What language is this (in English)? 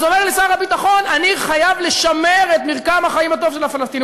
Hebrew